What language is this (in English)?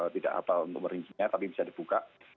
Indonesian